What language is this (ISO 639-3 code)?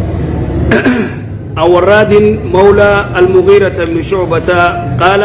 ara